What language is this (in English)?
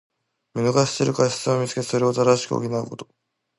Japanese